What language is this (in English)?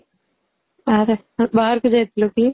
Odia